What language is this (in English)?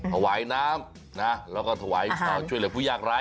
Thai